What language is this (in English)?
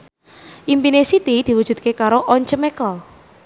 Javanese